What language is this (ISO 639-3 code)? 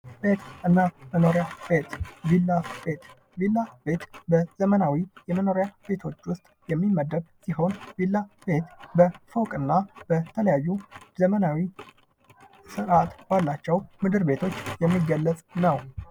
amh